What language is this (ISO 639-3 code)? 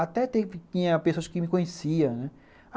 por